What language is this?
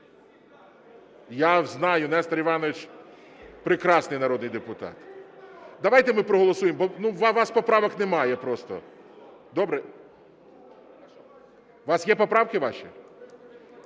Ukrainian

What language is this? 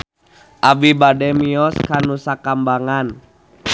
Sundanese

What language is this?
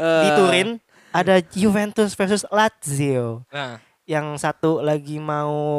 Indonesian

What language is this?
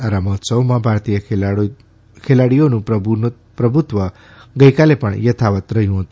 Gujarati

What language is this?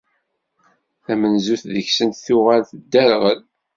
Kabyle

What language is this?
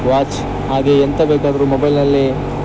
Kannada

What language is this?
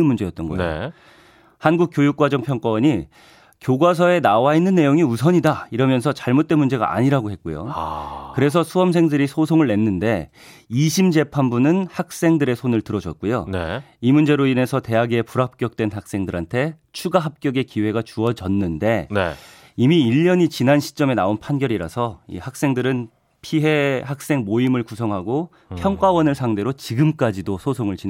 Korean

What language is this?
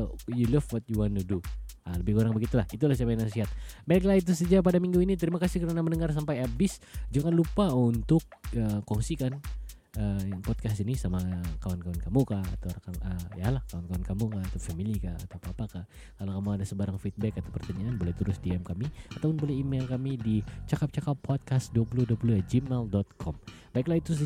Malay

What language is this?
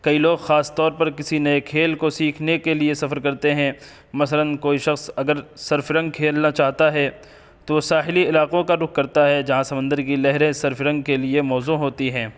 Urdu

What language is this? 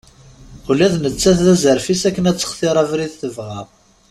Kabyle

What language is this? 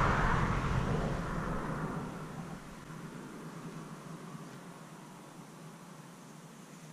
Finnish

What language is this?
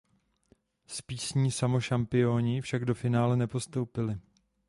Czech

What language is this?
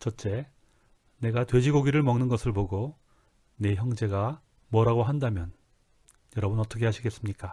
Korean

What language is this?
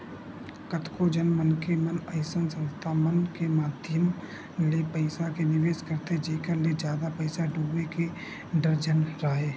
Chhattisgarhi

